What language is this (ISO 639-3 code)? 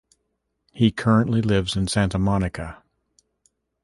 eng